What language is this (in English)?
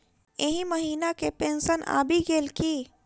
Maithili